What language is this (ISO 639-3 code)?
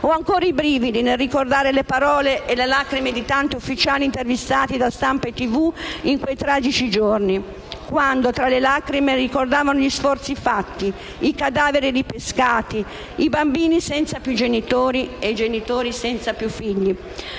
ita